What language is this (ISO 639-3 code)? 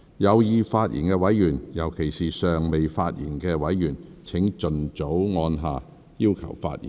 yue